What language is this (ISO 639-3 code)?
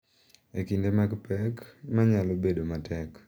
luo